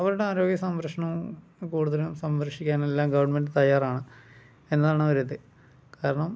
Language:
Malayalam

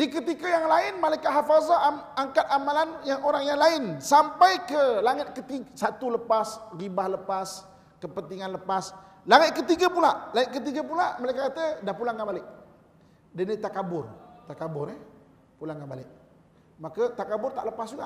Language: Malay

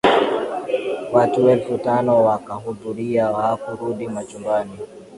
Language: Swahili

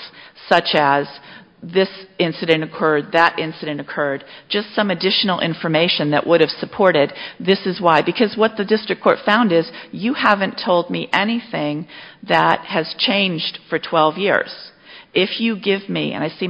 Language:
English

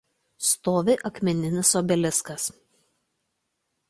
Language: Lithuanian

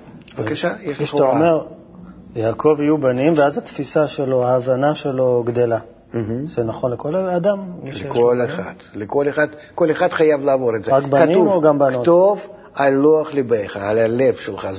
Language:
Hebrew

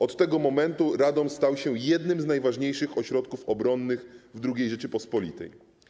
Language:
Polish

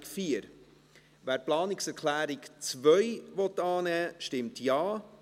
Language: Swiss German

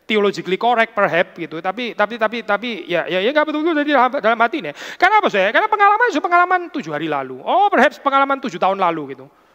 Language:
Indonesian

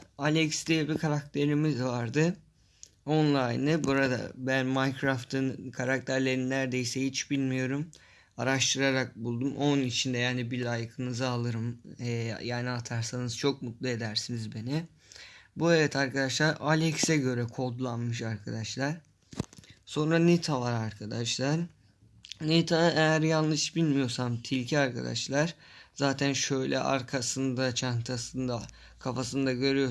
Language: Turkish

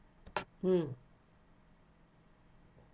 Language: English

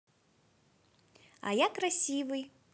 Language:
Russian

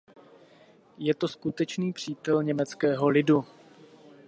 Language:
Czech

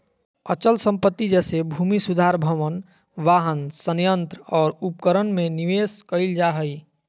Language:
Magahi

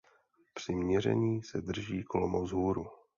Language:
Czech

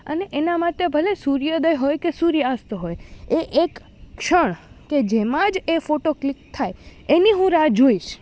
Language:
Gujarati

